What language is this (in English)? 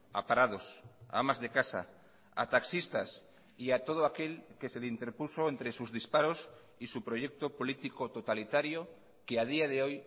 Spanish